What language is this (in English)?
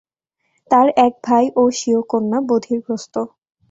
Bangla